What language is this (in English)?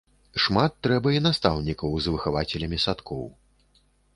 Belarusian